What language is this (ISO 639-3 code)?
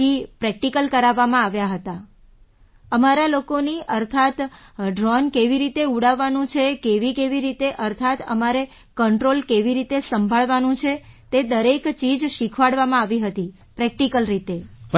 guj